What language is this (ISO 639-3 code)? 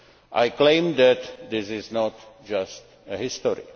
eng